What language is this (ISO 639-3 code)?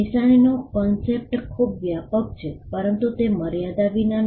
guj